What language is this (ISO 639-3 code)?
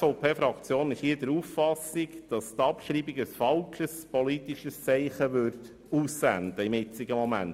gsw